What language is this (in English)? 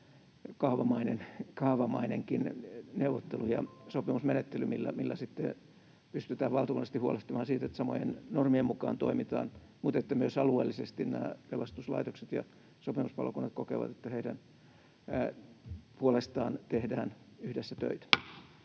Finnish